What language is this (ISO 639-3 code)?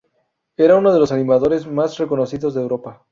spa